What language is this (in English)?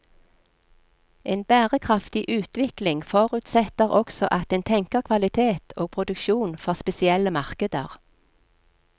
Norwegian